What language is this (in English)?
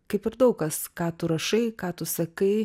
Lithuanian